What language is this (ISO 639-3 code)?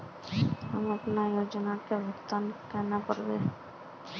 mag